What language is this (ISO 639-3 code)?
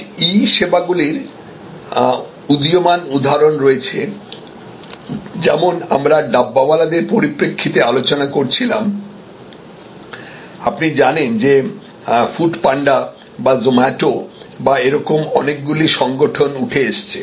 ben